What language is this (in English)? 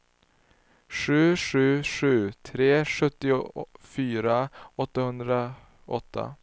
Swedish